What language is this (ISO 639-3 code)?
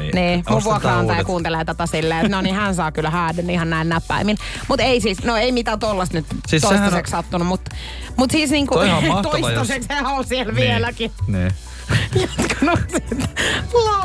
fin